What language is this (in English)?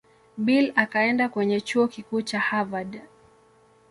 Swahili